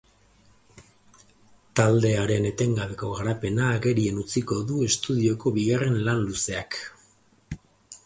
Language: Basque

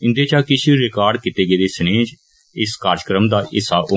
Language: Dogri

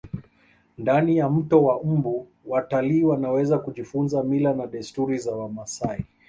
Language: Swahili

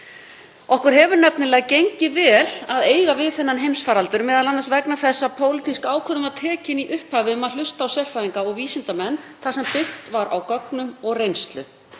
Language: Icelandic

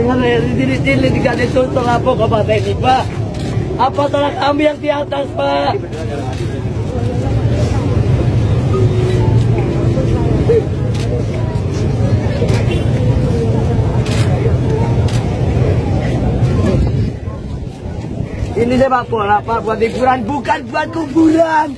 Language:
Indonesian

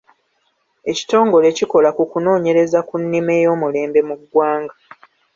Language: Ganda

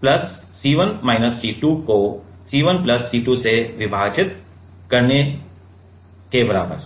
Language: Hindi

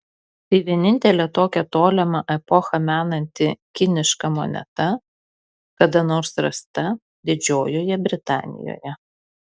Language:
Lithuanian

